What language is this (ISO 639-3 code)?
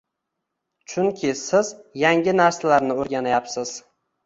uzb